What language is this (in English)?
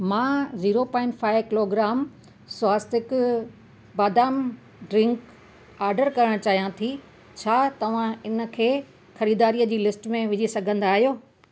Sindhi